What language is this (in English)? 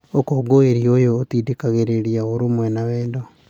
Kikuyu